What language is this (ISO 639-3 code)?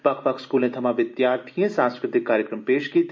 doi